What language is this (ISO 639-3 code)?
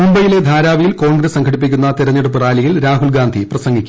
mal